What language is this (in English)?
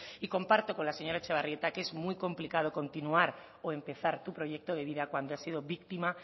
Spanish